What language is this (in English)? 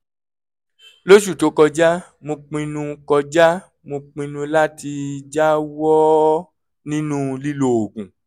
Yoruba